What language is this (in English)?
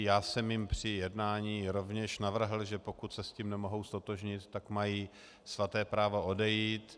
Czech